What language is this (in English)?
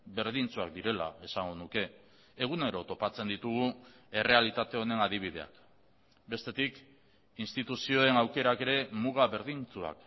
Basque